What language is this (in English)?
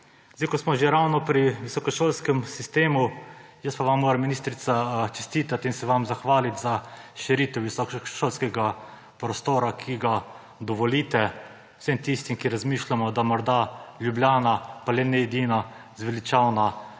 Slovenian